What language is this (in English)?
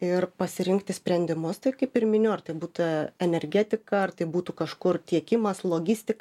Lithuanian